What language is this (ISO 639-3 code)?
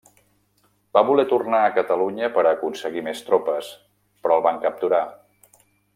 cat